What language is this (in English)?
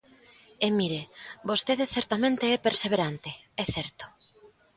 Galician